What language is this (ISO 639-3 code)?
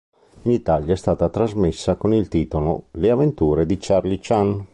ita